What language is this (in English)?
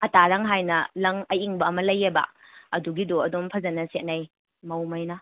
Manipuri